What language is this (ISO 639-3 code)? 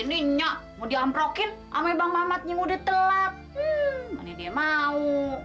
ind